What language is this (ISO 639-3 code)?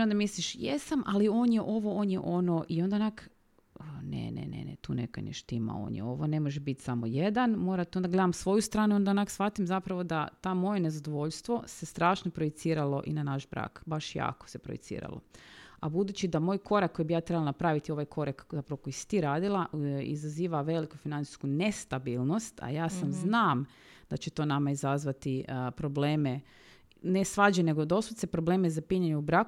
hrv